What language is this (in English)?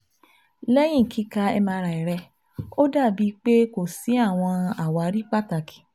Yoruba